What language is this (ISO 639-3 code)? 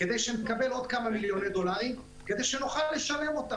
heb